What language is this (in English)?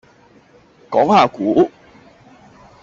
Cantonese